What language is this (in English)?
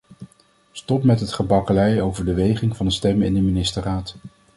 Dutch